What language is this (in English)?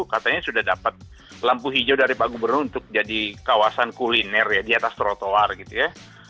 Indonesian